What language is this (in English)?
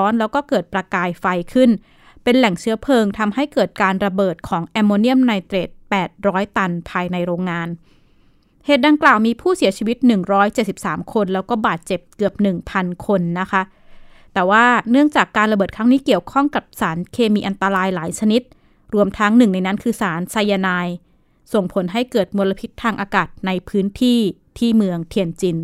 Thai